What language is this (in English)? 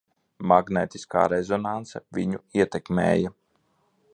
Latvian